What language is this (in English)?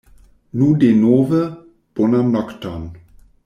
Esperanto